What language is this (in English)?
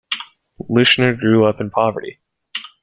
English